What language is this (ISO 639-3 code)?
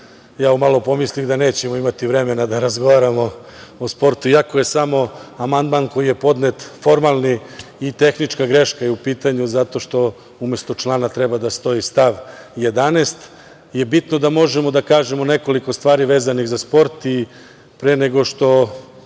srp